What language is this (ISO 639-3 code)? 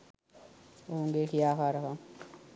sin